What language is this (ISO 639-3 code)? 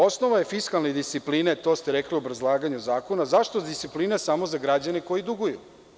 srp